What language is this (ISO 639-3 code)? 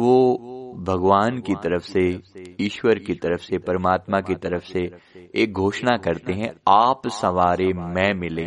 hin